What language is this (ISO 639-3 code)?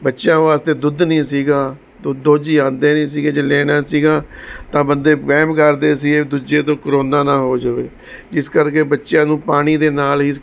pan